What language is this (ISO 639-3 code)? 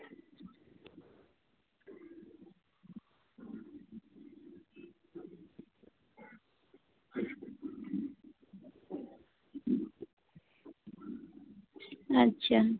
sat